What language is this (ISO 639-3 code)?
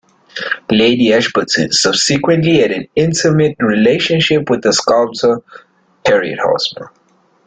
eng